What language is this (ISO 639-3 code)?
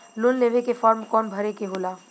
bho